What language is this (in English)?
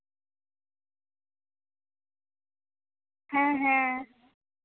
Santali